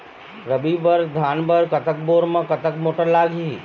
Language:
Chhattisgarhi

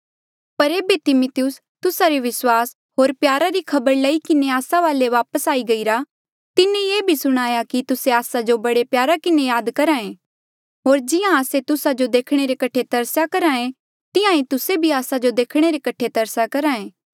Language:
Mandeali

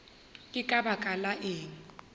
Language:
Northern Sotho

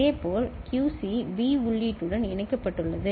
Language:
Tamil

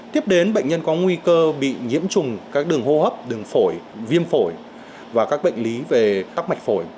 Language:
Vietnamese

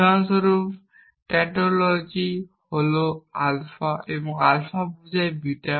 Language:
Bangla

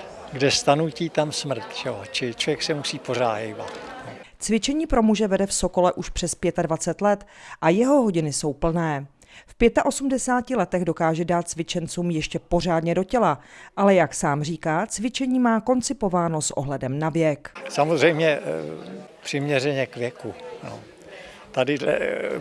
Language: Czech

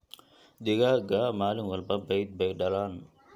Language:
Somali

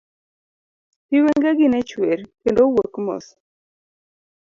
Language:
Luo (Kenya and Tanzania)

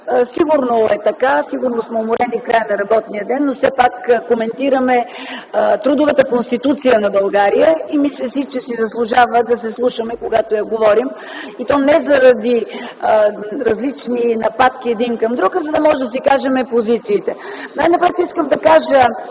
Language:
Bulgarian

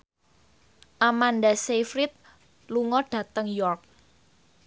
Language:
Javanese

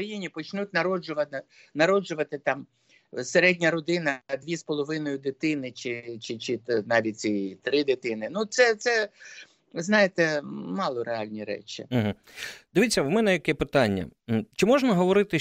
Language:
Ukrainian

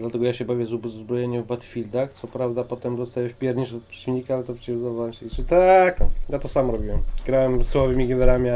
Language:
Polish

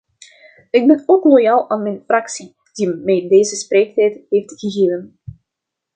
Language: Dutch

